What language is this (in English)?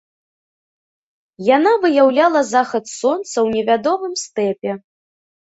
Belarusian